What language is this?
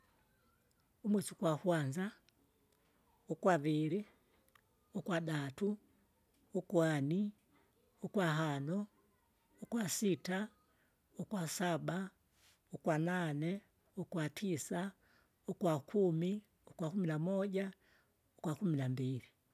Kinga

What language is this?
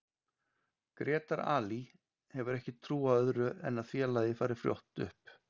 Icelandic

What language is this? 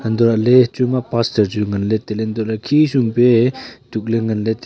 Wancho Naga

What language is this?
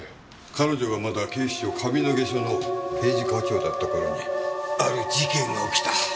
Japanese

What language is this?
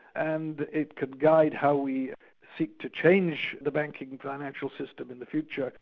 English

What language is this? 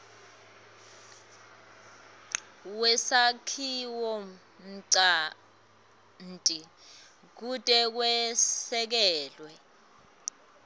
Swati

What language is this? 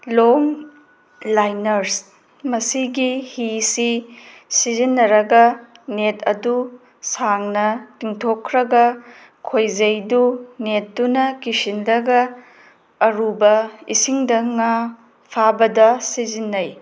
Manipuri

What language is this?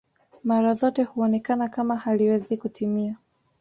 Swahili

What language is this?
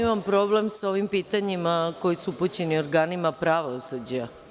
Serbian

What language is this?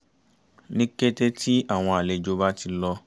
Yoruba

